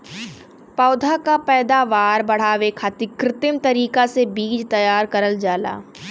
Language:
Bhojpuri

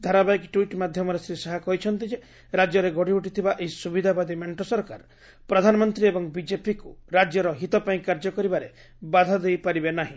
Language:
Odia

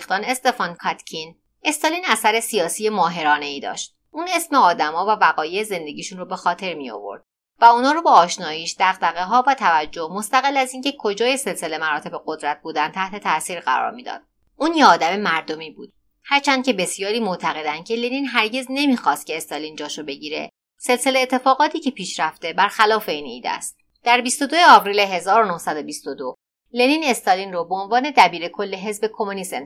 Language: Persian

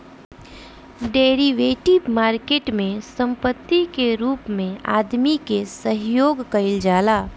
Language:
Bhojpuri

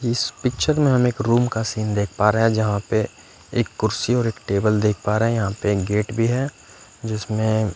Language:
Hindi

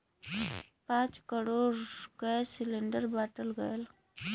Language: Bhojpuri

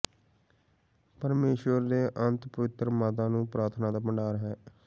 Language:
Punjabi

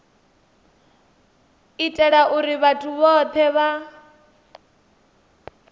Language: Venda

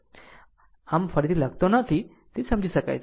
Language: Gujarati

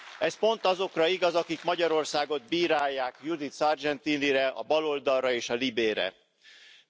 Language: Hungarian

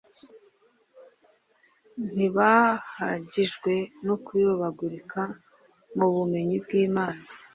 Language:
Kinyarwanda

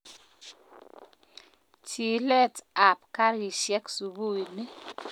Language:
Kalenjin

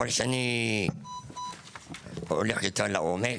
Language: Hebrew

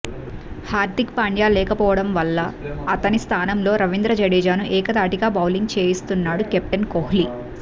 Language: Telugu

